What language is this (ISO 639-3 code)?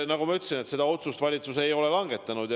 est